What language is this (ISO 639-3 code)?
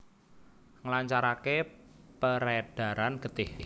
jav